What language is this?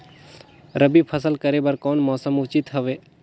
Chhattisgarhi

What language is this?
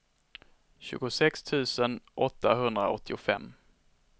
Swedish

